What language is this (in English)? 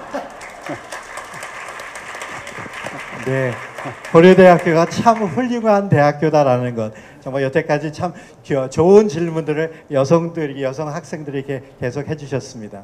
Korean